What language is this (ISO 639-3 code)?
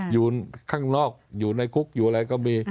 tha